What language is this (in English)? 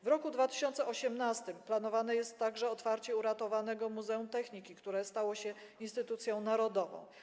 Polish